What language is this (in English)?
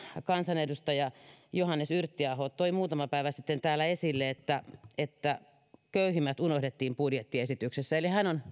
Finnish